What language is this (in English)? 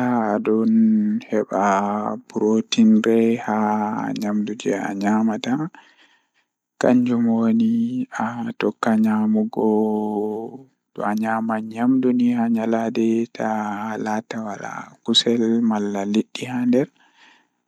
Fula